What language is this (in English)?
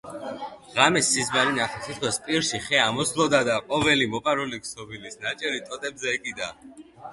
Georgian